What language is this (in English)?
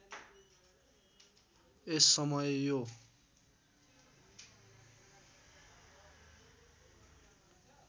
Nepali